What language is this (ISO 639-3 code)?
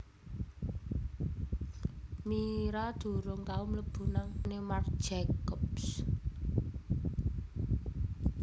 jav